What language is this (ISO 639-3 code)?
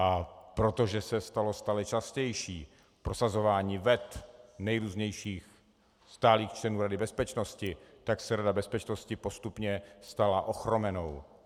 ces